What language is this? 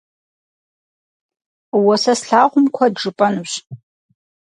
Kabardian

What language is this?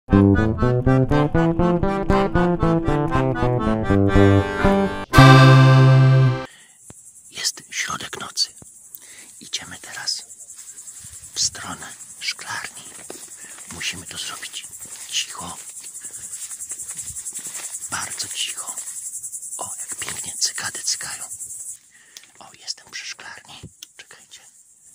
Polish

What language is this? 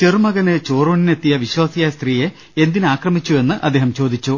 Malayalam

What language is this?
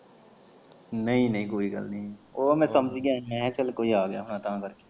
Punjabi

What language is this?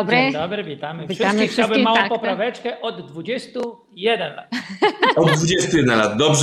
Polish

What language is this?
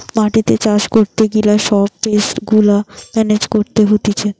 Bangla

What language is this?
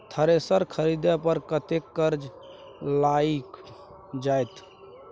Maithili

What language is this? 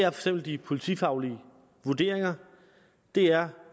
Danish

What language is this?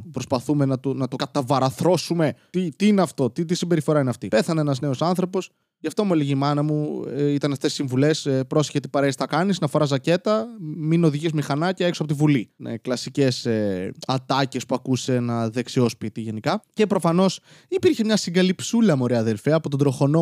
Greek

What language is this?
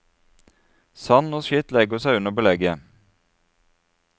Norwegian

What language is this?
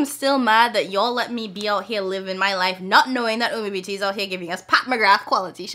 English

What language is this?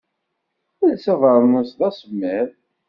Kabyle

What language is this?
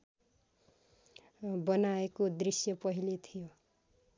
Nepali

